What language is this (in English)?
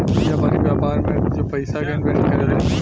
Bhojpuri